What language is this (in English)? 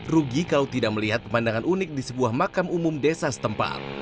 Indonesian